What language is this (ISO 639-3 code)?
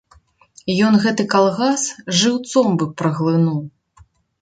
bel